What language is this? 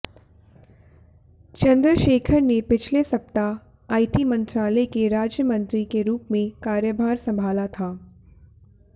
Hindi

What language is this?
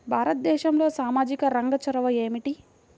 Telugu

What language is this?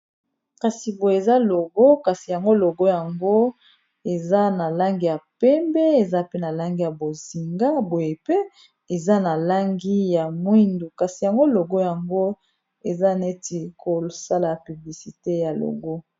Lingala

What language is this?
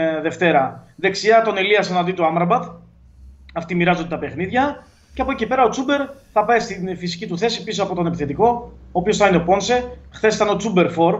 Greek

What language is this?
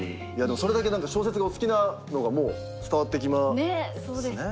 Japanese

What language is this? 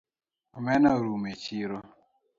Luo (Kenya and Tanzania)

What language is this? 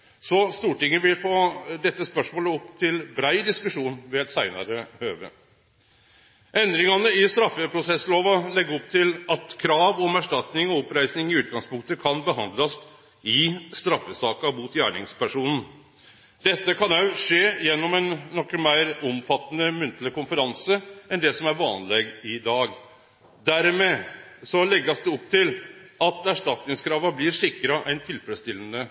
Norwegian Nynorsk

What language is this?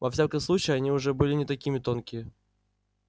Russian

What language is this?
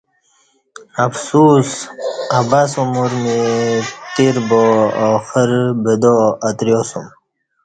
Kati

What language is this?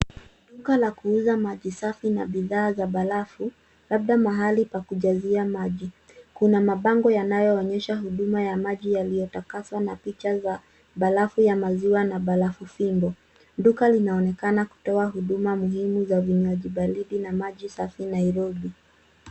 Swahili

